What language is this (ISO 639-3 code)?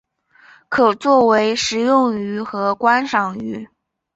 zho